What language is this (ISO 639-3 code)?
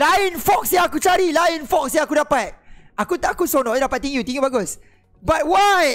msa